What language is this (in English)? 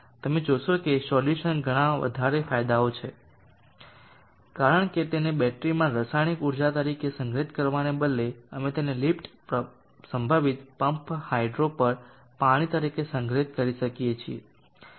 Gujarati